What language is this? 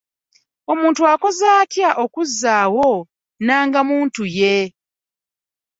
Ganda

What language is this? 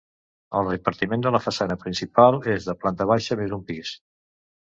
Catalan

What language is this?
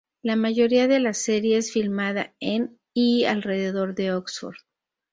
Spanish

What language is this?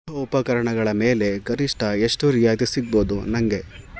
Kannada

